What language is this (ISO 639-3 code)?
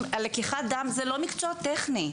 heb